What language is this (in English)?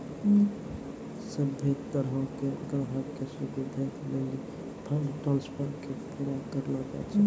Maithili